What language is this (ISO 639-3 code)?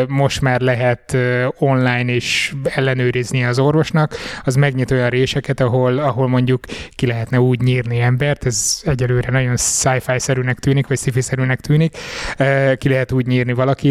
hun